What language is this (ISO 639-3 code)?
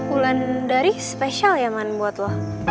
ind